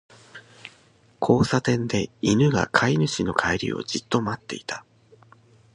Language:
Japanese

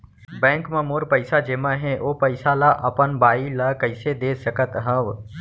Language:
Chhattisgarhi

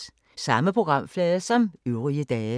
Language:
Danish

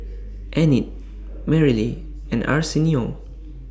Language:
English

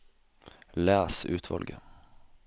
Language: Norwegian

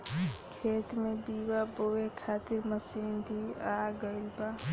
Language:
Bhojpuri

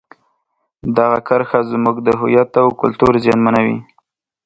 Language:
Pashto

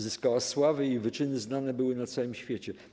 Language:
Polish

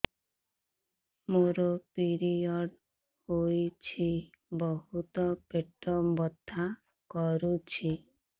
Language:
Odia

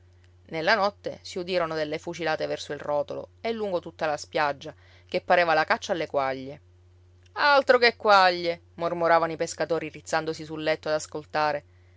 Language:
Italian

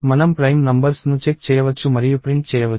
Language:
Telugu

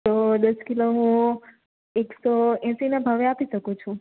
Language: Gujarati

